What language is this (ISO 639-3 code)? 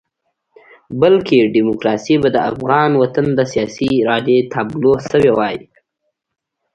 pus